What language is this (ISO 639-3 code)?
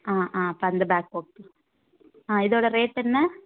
tam